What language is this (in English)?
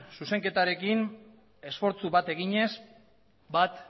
Basque